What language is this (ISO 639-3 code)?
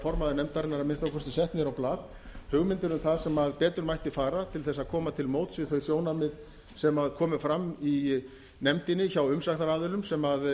isl